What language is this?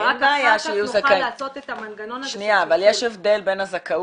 Hebrew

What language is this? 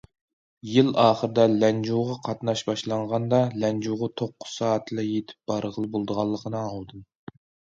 Uyghur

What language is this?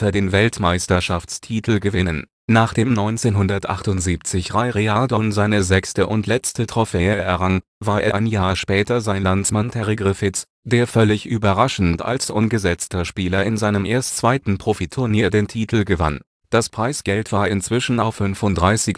German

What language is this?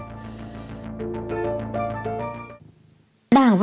Vietnamese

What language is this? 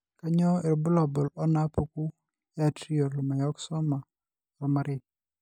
Masai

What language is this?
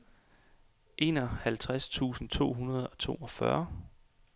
Danish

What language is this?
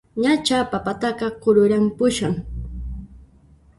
Puno Quechua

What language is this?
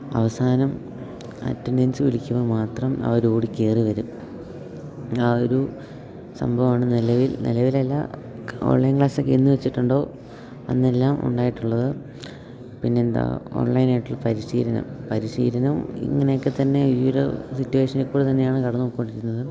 Malayalam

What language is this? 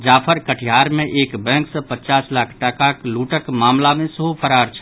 Maithili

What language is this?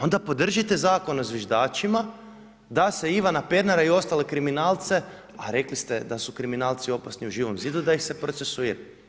Croatian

